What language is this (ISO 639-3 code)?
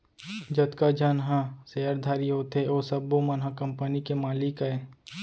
hne